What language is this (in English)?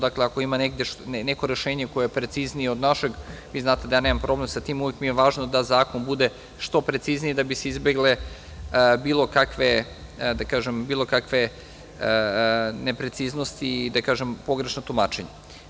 Serbian